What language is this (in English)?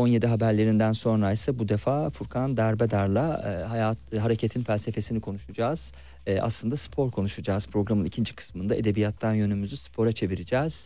Turkish